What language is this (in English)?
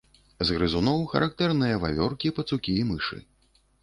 Belarusian